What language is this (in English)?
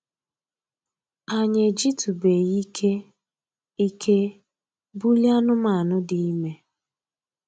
Igbo